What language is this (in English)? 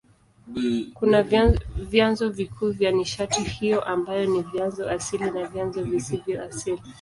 Swahili